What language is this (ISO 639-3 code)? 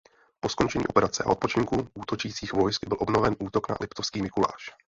ces